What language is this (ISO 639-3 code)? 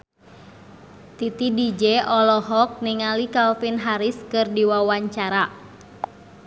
sun